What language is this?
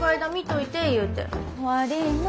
Japanese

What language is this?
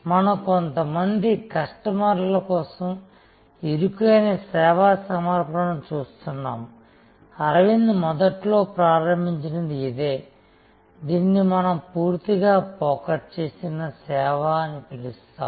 Telugu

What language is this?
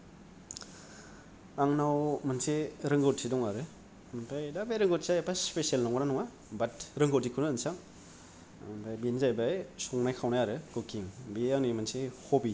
Bodo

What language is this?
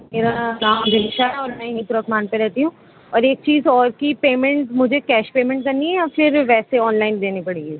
Urdu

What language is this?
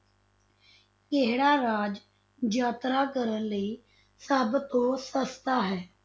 Punjabi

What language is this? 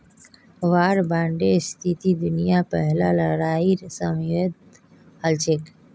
Magahi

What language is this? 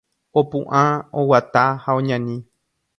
Guarani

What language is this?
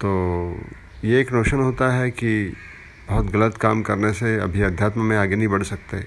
Hindi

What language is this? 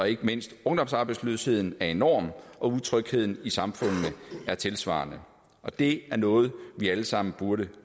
Danish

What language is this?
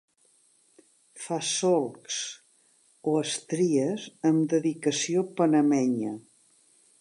Catalan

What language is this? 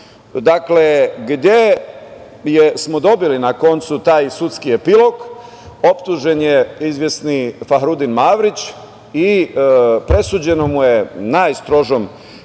Serbian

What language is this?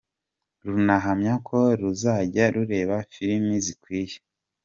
Kinyarwanda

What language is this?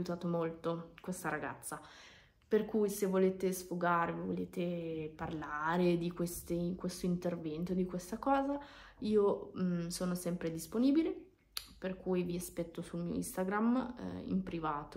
Italian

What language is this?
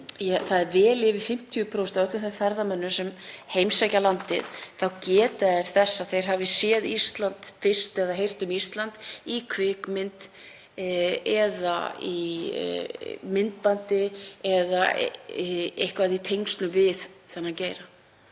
Icelandic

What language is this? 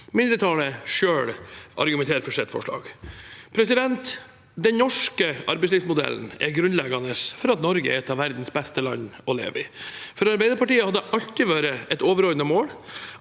Norwegian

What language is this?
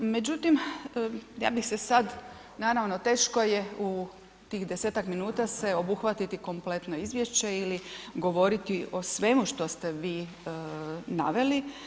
Croatian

